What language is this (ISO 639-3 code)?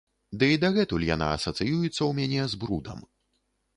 bel